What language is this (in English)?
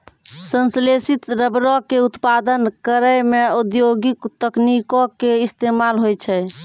Maithili